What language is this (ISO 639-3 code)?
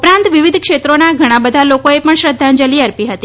guj